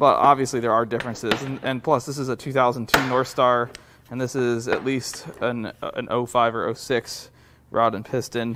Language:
English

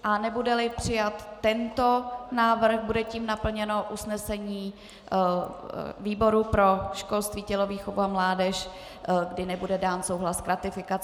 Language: Czech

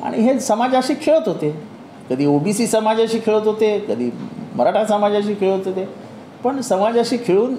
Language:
Marathi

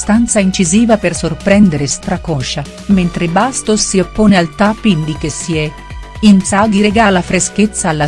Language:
Italian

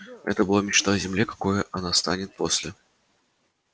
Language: Russian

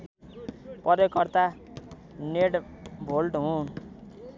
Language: Nepali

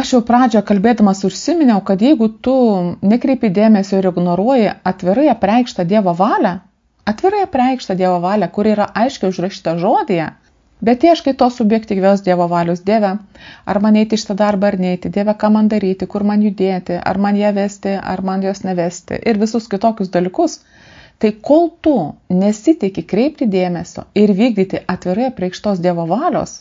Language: Lithuanian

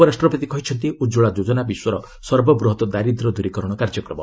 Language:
Odia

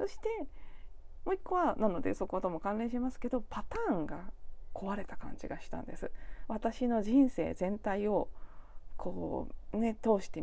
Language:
Japanese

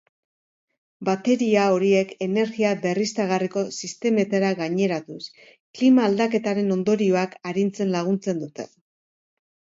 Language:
Basque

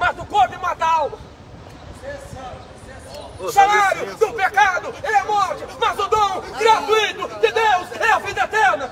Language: Portuguese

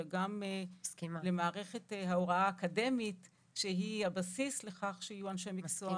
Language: Hebrew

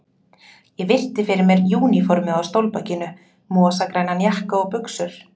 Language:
Icelandic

